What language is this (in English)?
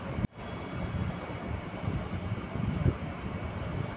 Maithili